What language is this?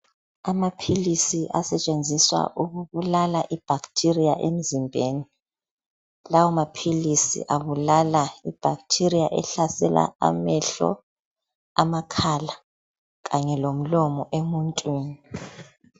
North Ndebele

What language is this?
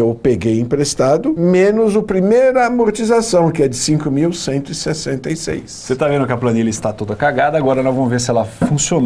Portuguese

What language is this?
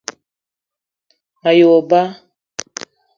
Eton (Cameroon)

